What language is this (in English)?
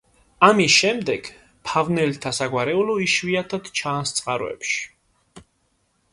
Georgian